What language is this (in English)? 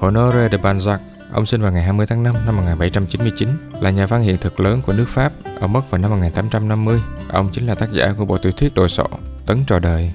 Vietnamese